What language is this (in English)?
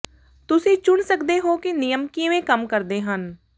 Punjabi